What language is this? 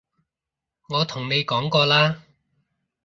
Cantonese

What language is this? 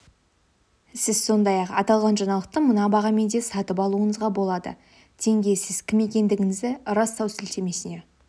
Kazakh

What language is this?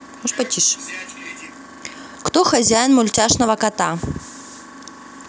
Russian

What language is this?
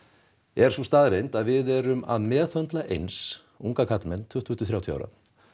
Icelandic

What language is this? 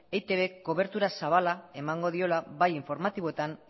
Basque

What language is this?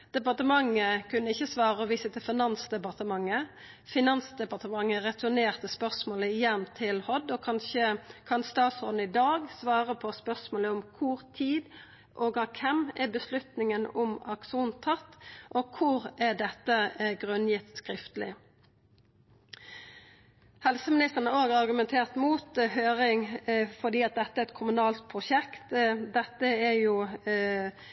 Norwegian Nynorsk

